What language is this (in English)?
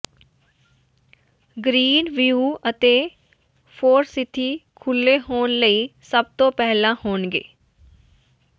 Punjabi